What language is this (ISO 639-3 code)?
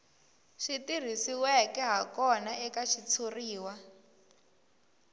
tso